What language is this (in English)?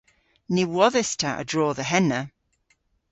Cornish